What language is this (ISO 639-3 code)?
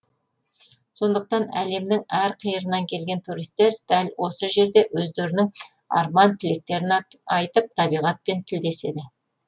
kaz